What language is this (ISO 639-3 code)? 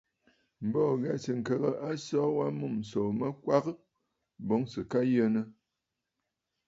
bfd